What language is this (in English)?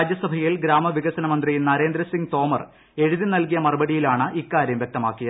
Malayalam